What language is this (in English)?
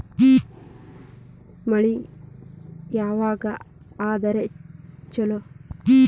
Kannada